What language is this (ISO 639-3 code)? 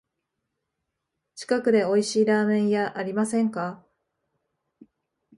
jpn